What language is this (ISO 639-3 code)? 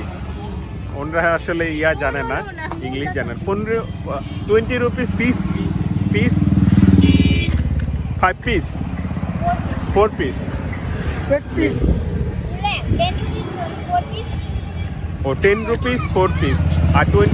ben